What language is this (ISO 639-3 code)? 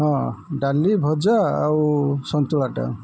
ori